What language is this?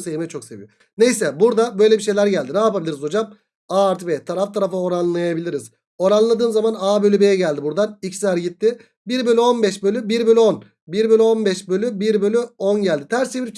Turkish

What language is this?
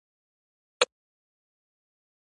Pashto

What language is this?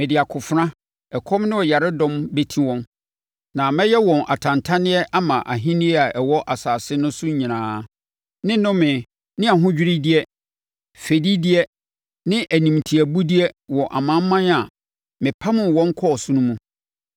Akan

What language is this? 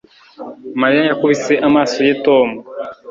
Kinyarwanda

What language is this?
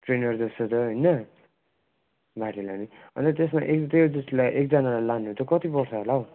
Nepali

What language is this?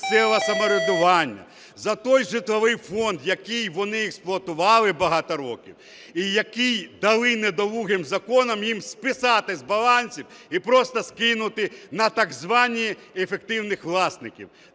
Ukrainian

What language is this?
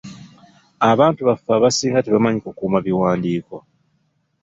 Ganda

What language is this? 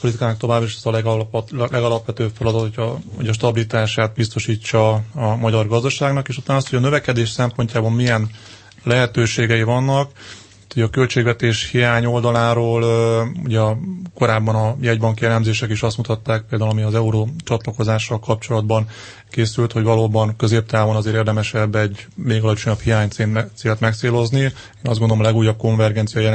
Hungarian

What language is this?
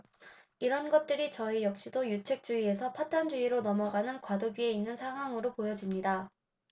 Korean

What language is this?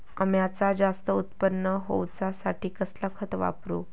Marathi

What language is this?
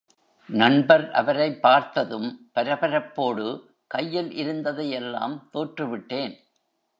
Tamil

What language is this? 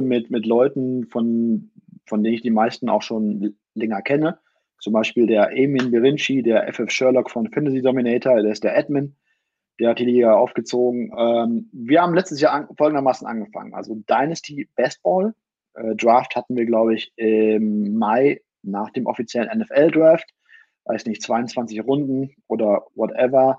German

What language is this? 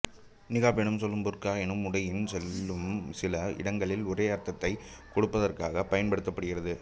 Tamil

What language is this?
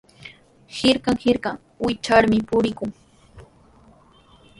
Sihuas Ancash Quechua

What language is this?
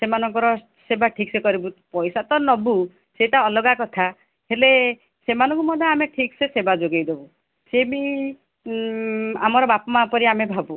Odia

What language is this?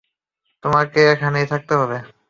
Bangla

